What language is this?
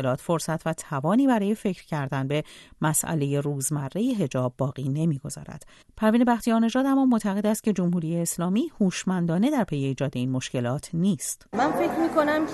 Persian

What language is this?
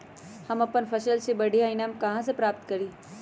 Magahi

